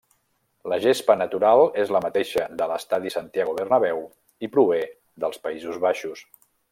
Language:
Catalan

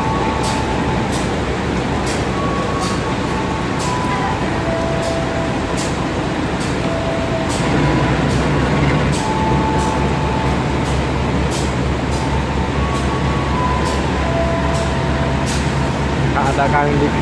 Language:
Indonesian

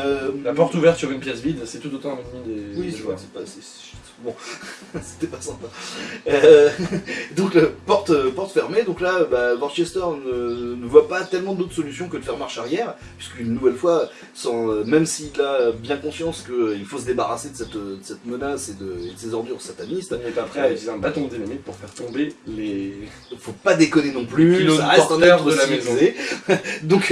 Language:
French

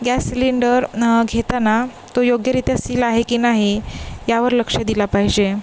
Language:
Marathi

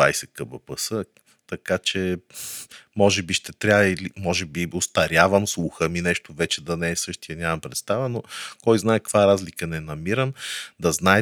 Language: Bulgarian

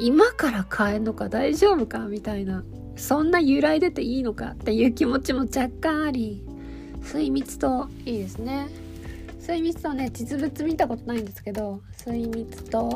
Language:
Japanese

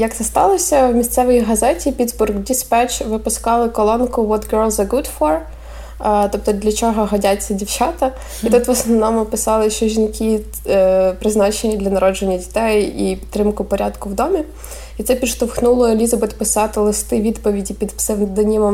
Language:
Ukrainian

